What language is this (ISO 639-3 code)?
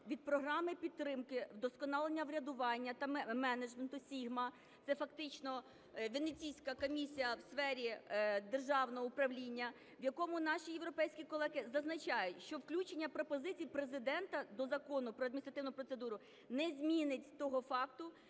ukr